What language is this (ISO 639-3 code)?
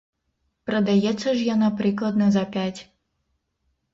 bel